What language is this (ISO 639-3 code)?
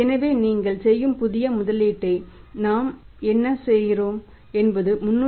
tam